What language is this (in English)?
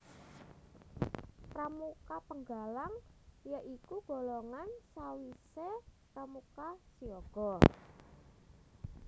Javanese